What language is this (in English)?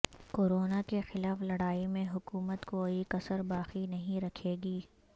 Urdu